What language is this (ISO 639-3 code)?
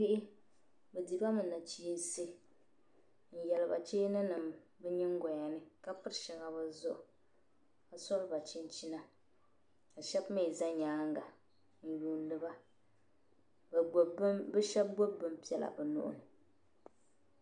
dag